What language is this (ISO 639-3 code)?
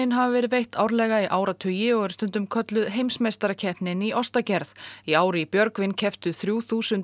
isl